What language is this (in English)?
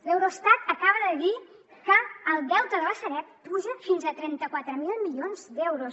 Catalan